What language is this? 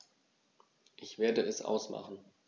German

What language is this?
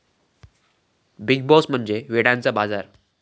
Marathi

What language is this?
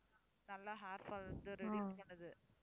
Tamil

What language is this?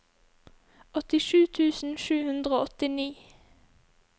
Norwegian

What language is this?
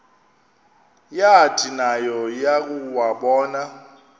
Xhosa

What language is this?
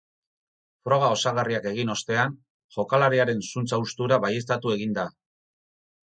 Basque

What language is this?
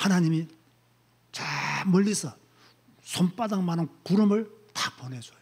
Korean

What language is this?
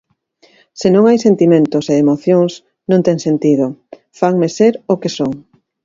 Galician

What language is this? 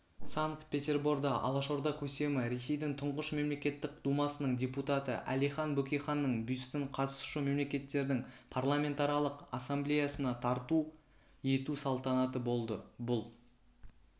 Kazakh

